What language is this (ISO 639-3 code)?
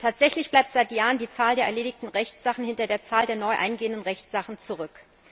deu